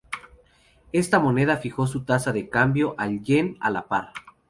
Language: Spanish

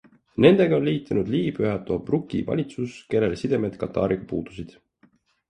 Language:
Estonian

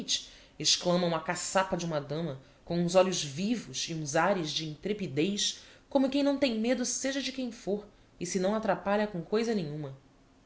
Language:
Portuguese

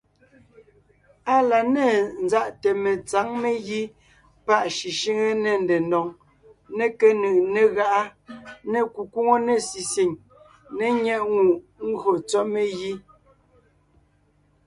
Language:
Ngiemboon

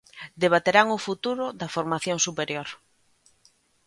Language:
Galician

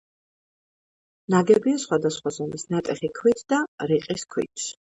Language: Georgian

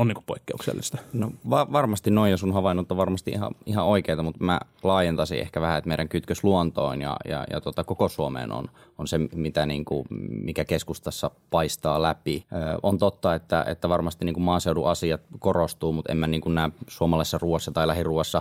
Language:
Finnish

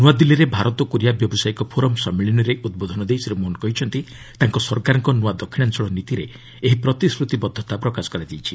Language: Odia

